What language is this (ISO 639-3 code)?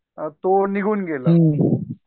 mar